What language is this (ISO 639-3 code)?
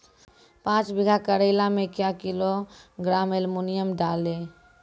mai